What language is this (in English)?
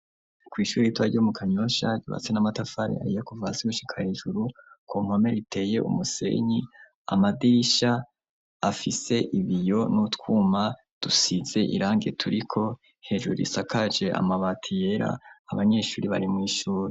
Rundi